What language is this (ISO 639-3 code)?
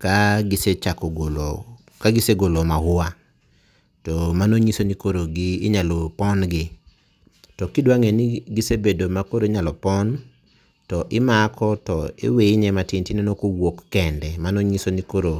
luo